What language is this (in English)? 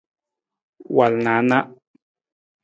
Nawdm